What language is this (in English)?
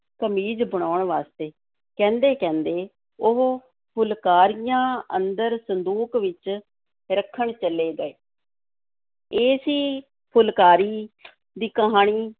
Punjabi